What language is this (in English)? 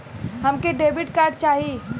Bhojpuri